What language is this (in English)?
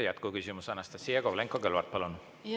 Estonian